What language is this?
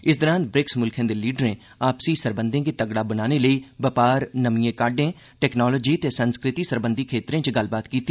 Dogri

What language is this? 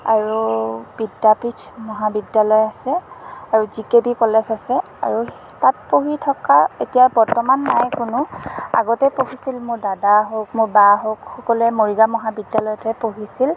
Assamese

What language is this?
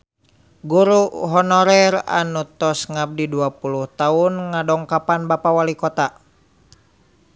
Sundanese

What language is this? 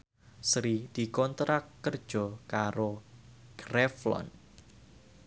Javanese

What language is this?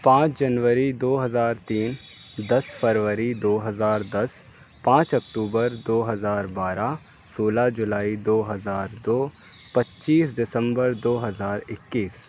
Urdu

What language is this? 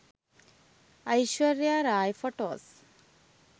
Sinhala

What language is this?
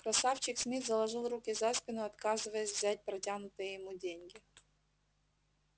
Russian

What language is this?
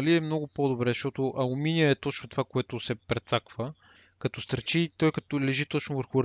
Bulgarian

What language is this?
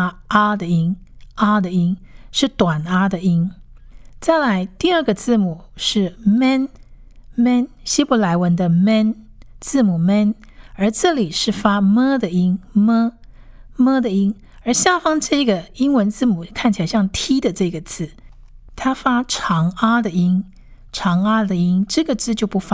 Chinese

